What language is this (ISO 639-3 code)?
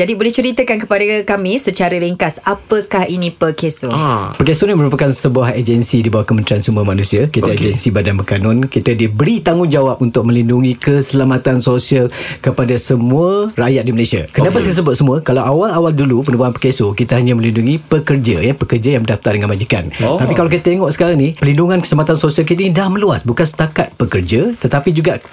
msa